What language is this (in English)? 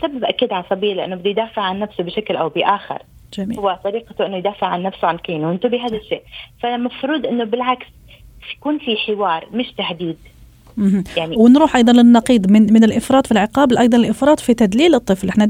Arabic